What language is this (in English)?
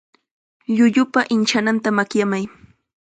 Chiquián Ancash Quechua